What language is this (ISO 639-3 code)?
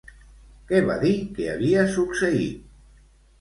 cat